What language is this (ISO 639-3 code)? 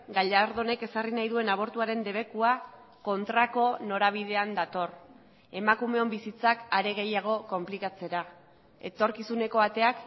eus